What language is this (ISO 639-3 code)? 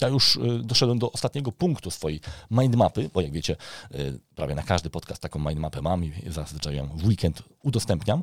pol